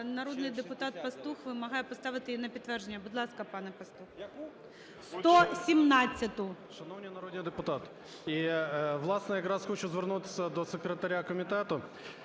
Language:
Ukrainian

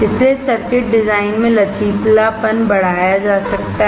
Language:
Hindi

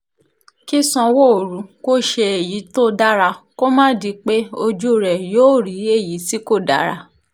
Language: Yoruba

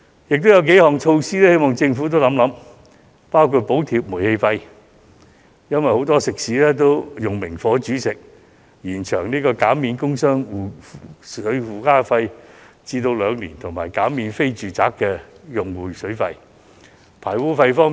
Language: Cantonese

